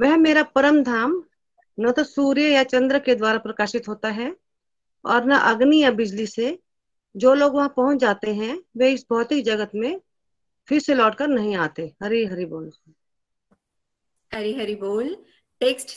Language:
Hindi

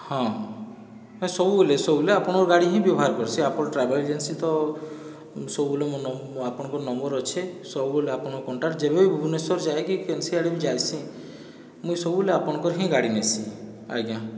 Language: Odia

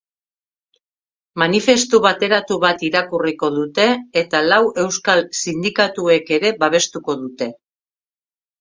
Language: Basque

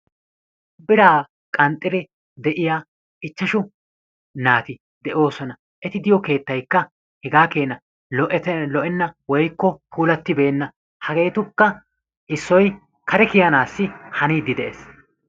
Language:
Wolaytta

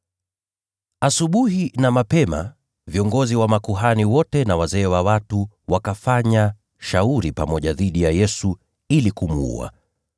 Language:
Swahili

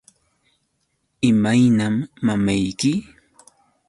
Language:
Yauyos Quechua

